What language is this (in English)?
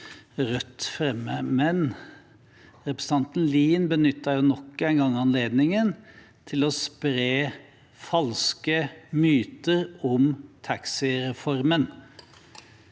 Norwegian